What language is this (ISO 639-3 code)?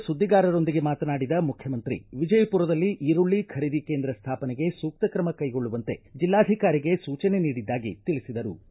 kan